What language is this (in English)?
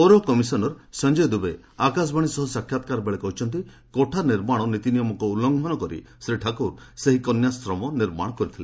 Odia